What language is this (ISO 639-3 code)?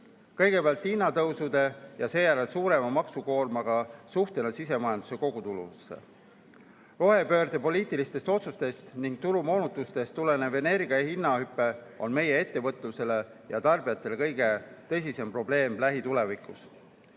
est